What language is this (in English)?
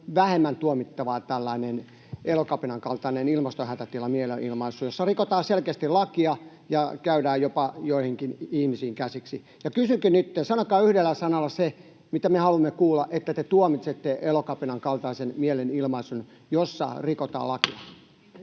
Finnish